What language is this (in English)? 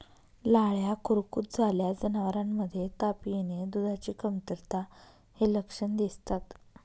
Marathi